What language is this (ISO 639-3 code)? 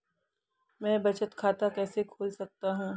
hin